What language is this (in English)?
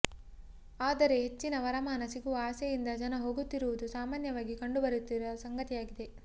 Kannada